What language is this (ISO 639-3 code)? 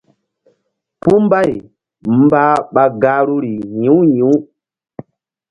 mdd